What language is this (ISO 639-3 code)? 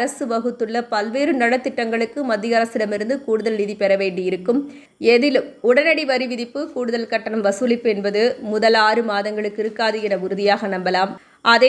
eng